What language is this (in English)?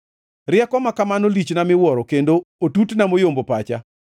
Luo (Kenya and Tanzania)